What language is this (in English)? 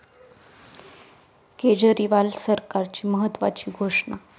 Marathi